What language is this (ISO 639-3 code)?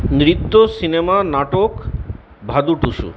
ben